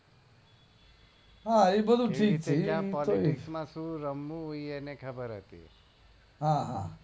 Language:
Gujarati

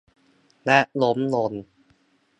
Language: Thai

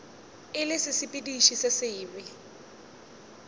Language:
Northern Sotho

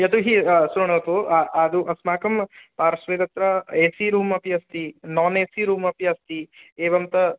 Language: Sanskrit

